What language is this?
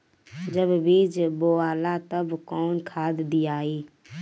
Bhojpuri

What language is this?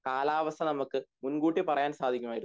Malayalam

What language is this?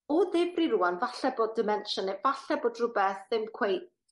Welsh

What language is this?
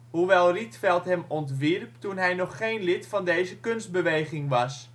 Dutch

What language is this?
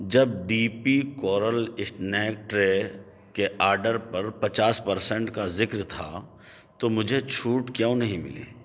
Urdu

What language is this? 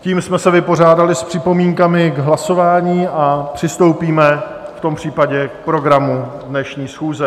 Czech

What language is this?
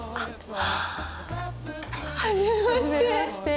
Japanese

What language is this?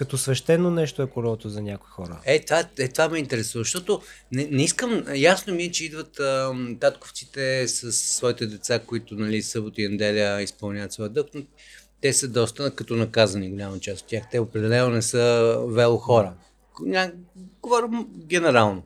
Bulgarian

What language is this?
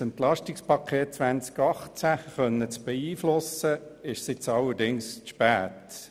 Swiss German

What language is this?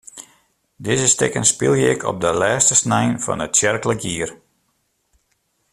Western Frisian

